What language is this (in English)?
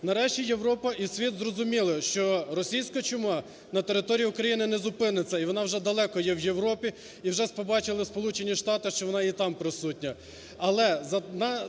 Ukrainian